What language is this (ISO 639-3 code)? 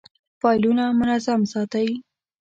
pus